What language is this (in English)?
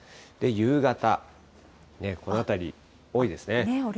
Japanese